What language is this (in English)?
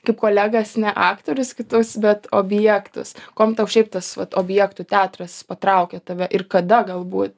Lithuanian